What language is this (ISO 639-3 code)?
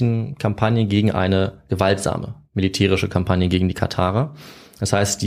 deu